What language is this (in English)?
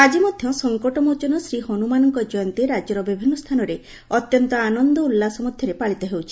Odia